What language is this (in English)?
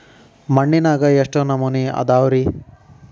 Kannada